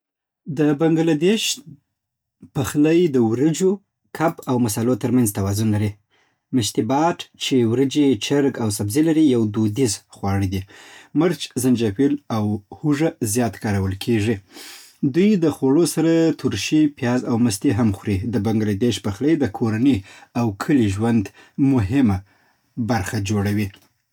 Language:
Southern Pashto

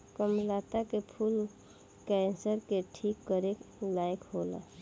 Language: Bhojpuri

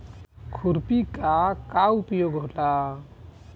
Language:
Bhojpuri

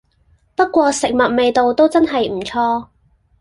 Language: Cantonese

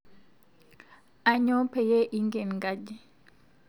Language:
Masai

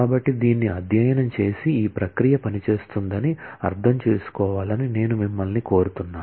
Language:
Telugu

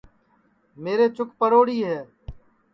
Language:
Sansi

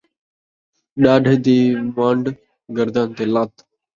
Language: Saraiki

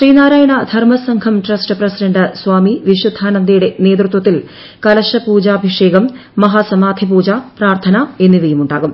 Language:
Malayalam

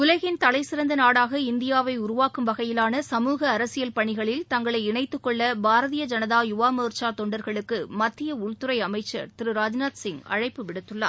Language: Tamil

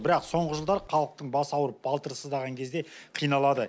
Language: Kazakh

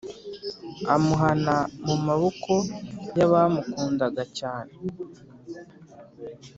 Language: Kinyarwanda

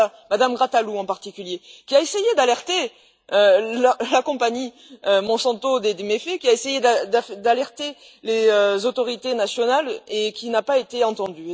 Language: French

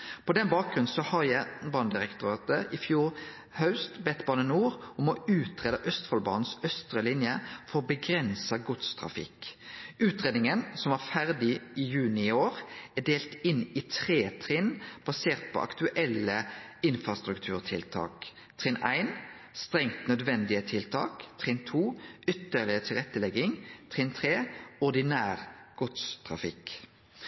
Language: Norwegian Nynorsk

